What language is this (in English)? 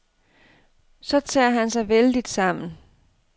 Danish